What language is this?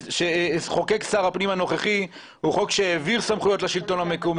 Hebrew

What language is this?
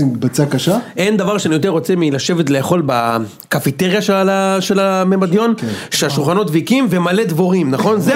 Hebrew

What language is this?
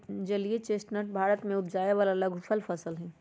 Magahi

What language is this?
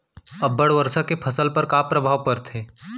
Chhattisgarhi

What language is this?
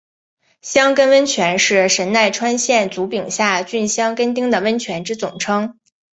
Chinese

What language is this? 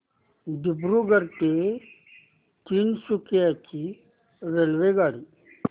Marathi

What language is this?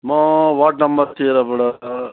Nepali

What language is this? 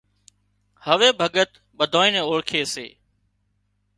Wadiyara Koli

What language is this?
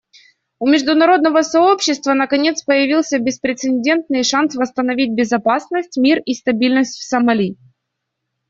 Russian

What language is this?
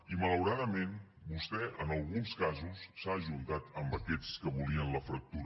Catalan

